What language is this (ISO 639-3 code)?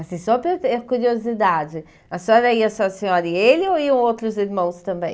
por